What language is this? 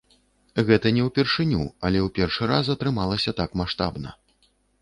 Belarusian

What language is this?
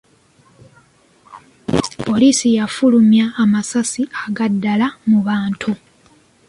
Ganda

